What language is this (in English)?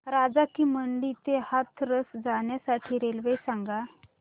Marathi